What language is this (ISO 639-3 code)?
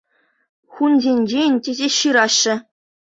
chv